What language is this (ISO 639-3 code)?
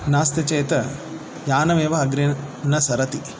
san